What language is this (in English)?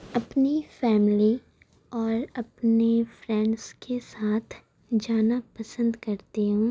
Urdu